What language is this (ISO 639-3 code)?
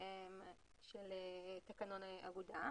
heb